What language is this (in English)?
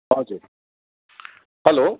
Nepali